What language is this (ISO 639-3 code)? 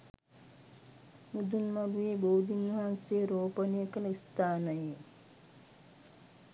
sin